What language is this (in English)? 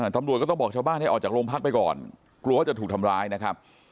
Thai